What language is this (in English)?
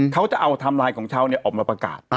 Thai